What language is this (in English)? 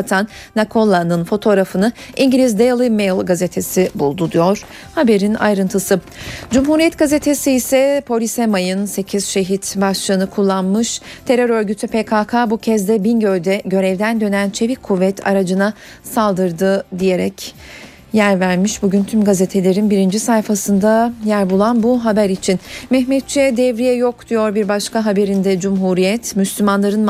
Turkish